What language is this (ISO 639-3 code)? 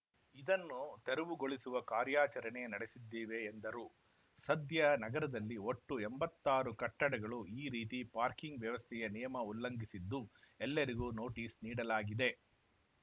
kan